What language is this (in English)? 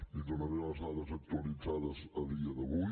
Catalan